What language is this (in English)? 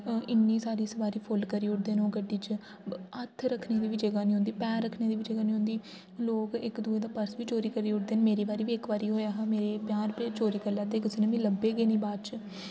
Dogri